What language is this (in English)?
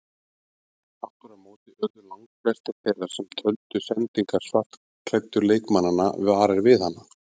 Icelandic